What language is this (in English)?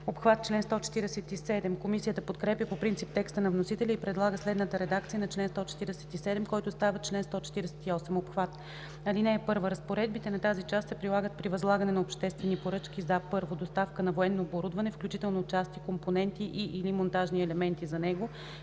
Bulgarian